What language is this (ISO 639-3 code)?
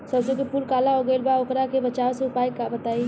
bho